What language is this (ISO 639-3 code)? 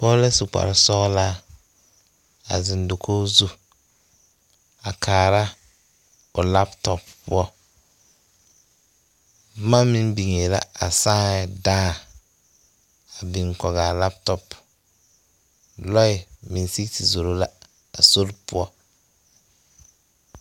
dga